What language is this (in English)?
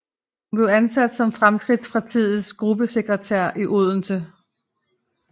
Danish